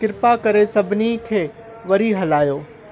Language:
Sindhi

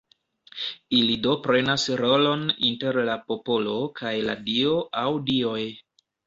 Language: Esperanto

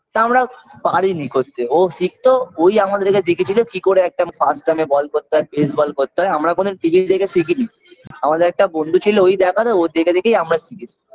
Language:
Bangla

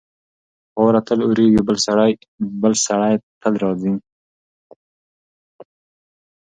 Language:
Pashto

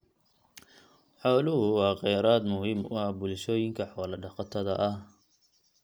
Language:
Somali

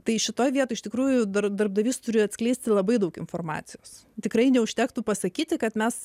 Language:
Lithuanian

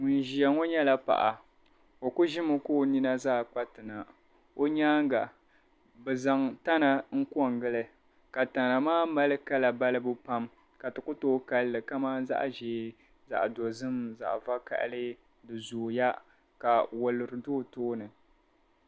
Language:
Dagbani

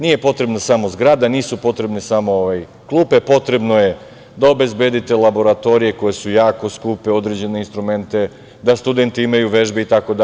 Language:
Serbian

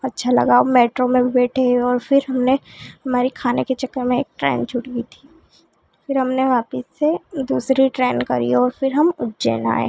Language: Hindi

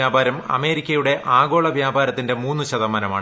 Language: Malayalam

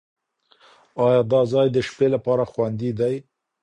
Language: Pashto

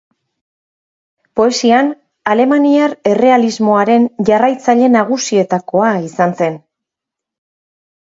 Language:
Basque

